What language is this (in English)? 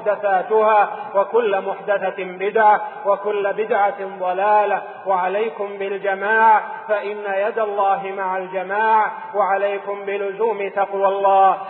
Arabic